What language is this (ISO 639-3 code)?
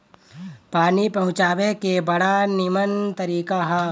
bho